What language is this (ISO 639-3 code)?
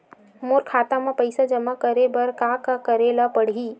hne